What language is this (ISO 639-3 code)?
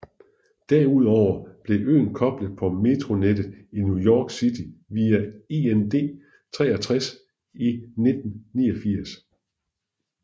dan